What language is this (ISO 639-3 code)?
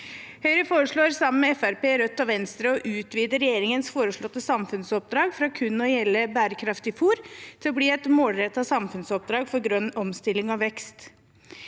nor